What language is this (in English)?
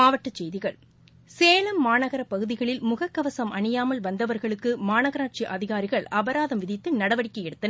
Tamil